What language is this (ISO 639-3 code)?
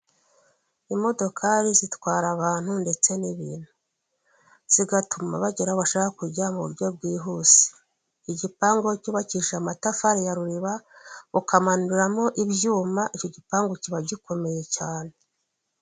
kin